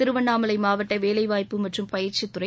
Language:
Tamil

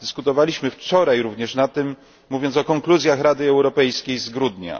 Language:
Polish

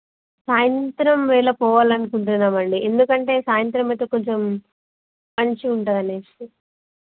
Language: Telugu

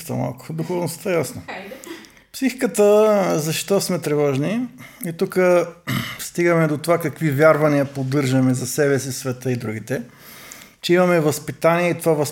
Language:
Bulgarian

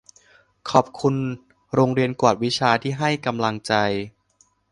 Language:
Thai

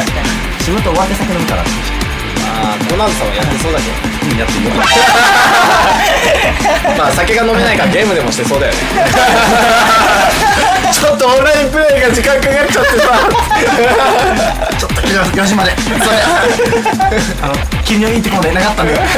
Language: Japanese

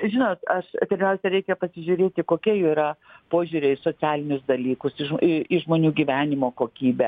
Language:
Lithuanian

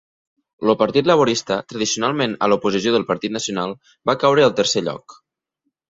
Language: Catalan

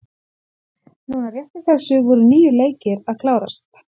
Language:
Icelandic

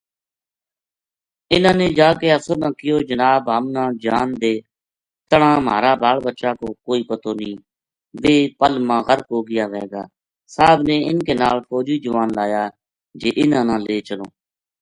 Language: Gujari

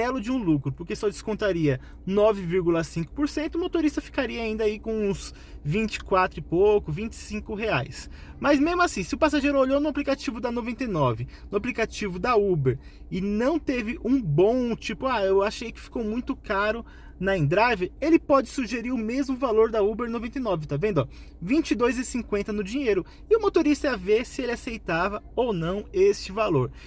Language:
Portuguese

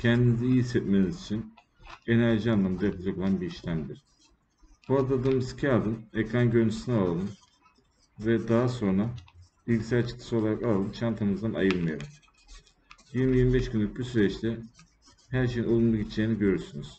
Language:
Turkish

